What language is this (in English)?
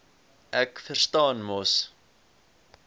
Afrikaans